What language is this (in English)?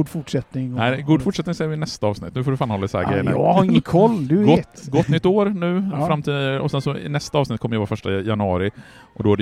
Swedish